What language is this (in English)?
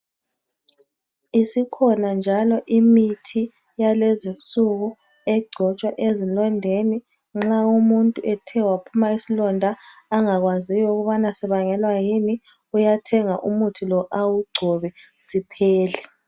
North Ndebele